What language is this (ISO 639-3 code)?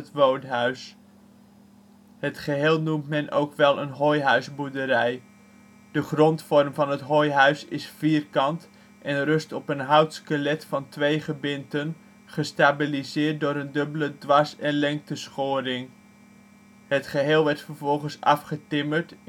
nld